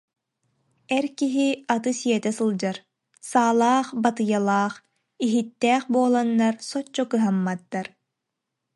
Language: Yakut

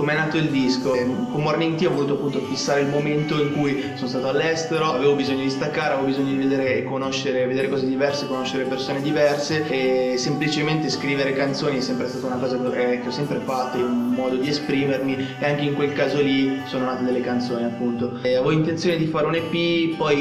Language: Italian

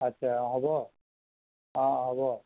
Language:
Assamese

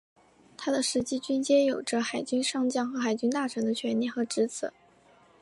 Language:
Chinese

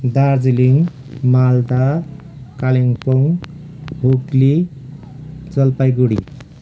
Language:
Nepali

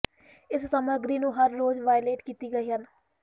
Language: Punjabi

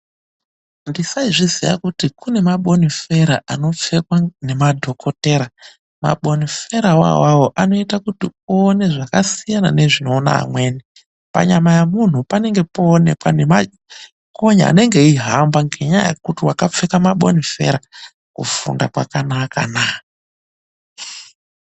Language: Ndau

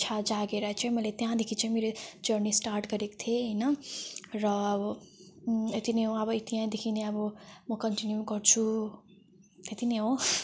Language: Nepali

